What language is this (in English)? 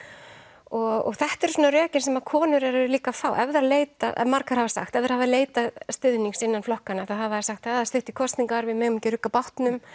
Icelandic